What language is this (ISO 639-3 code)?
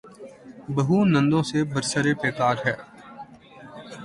urd